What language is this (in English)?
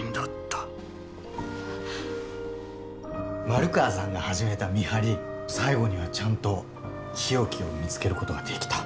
Japanese